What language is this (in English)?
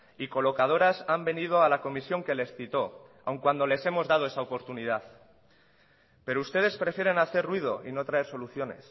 Spanish